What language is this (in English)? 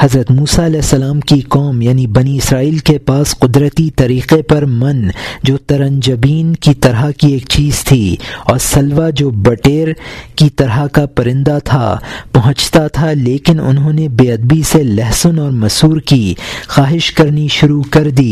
Urdu